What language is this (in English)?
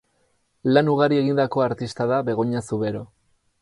Basque